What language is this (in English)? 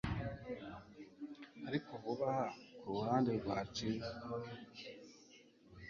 Kinyarwanda